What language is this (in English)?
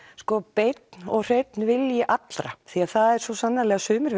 Icelandic